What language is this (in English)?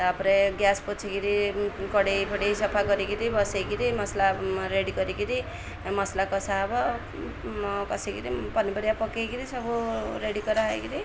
Odia